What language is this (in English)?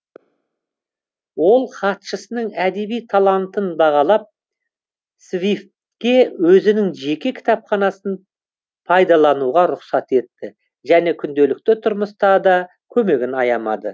Kazakh